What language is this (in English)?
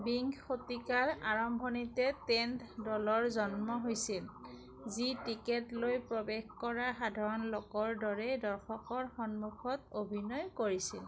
Assamese